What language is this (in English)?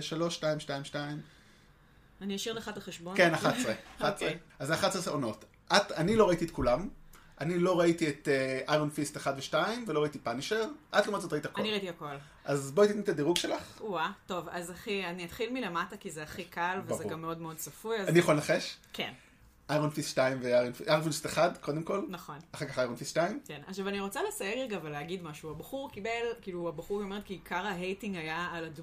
Hebrew